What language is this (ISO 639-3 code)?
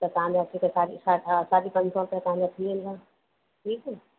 snd